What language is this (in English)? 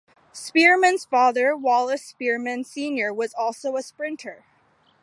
English